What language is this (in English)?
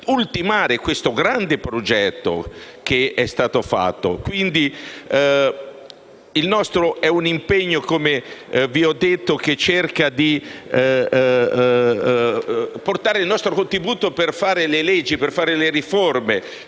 Italian